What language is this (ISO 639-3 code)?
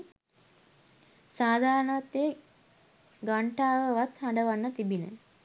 sin